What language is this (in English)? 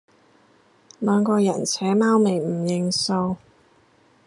Cantonese